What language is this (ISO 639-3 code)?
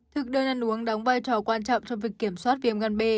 vie